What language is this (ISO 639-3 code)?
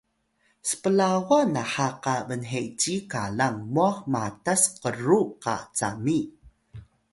tay